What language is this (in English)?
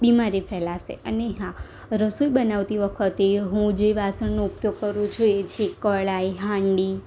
Gujarati